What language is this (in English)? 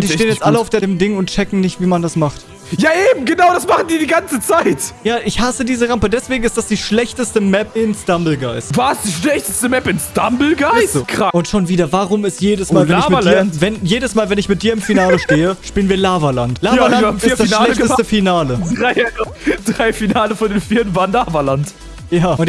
German